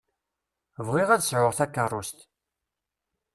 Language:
Kabyle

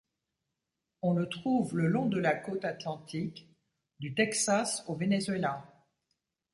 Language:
French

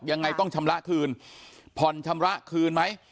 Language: Thai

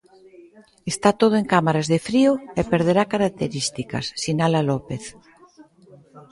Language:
Galician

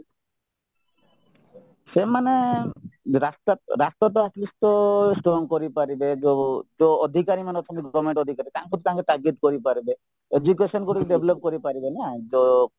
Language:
Odia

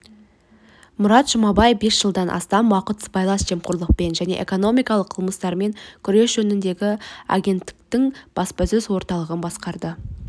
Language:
Kazakh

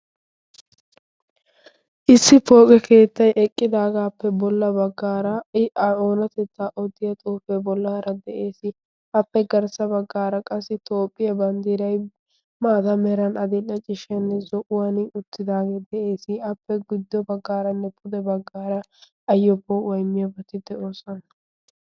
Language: Wolaytta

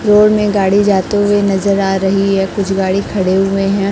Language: Hindi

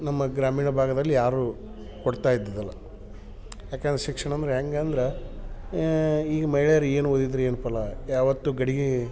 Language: Kannada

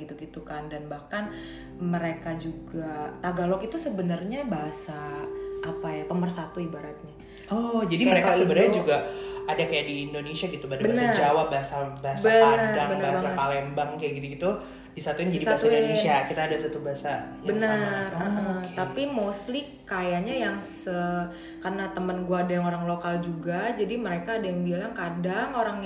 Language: Indonesian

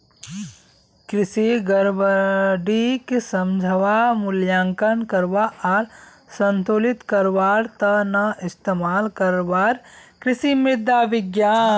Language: Magahi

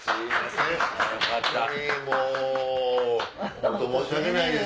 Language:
Japanese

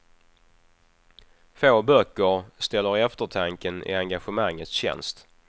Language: Swedish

